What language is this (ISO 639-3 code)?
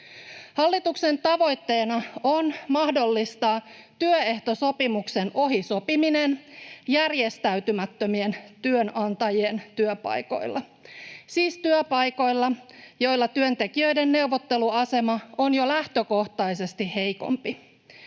fin